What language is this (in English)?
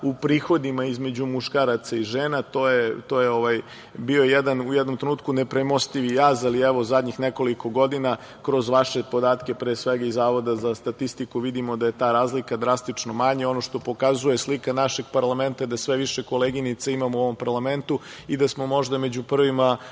Serbian